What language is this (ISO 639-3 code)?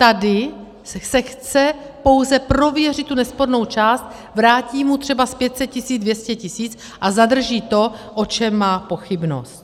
ces